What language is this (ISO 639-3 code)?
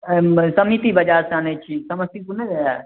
mai